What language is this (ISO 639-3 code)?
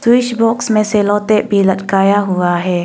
hin